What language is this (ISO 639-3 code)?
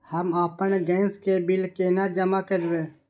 mai